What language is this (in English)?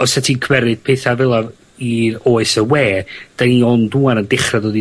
Welsh